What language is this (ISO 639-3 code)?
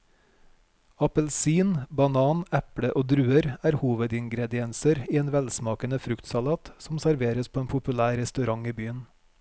nor